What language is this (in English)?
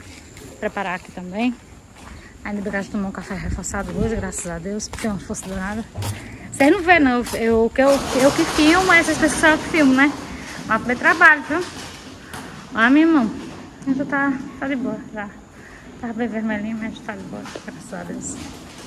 Portuguese